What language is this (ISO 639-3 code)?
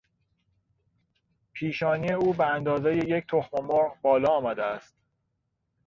fas